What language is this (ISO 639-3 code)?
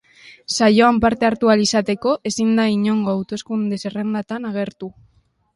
eus